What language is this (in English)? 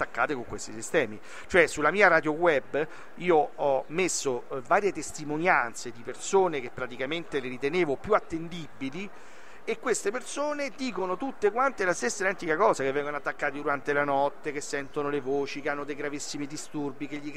Italian